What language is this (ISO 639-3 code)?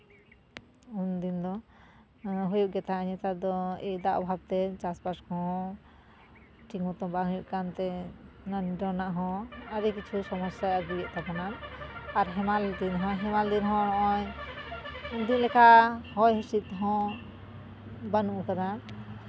sat